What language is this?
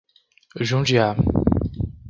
Portuguese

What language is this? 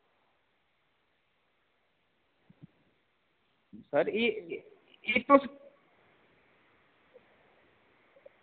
Dogri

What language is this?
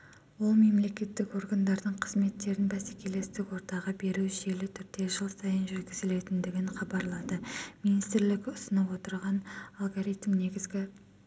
Kazakh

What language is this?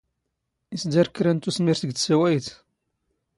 Standard Moroccan Tamazight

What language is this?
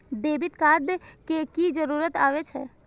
Maithili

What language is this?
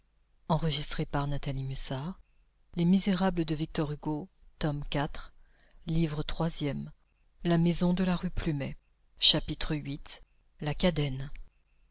French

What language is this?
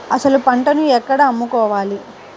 Telugu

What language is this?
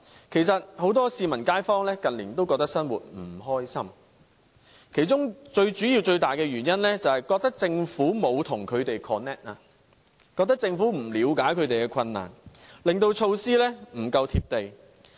Cantonese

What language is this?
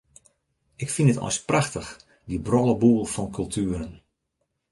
Western Frisian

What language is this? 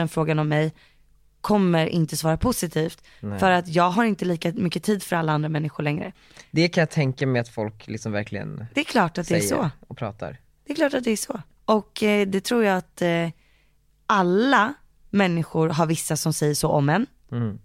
Swedish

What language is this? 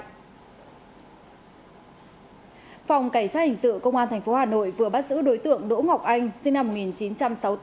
Vietnamese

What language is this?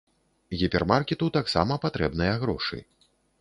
Belarusian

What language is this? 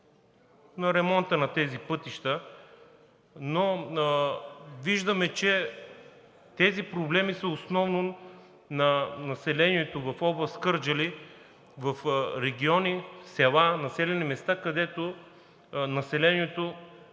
Bulgarian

